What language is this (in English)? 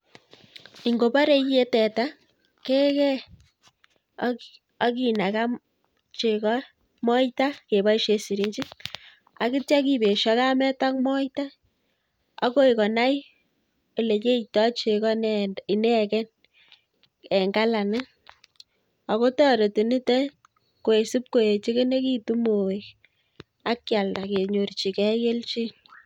Kalenjin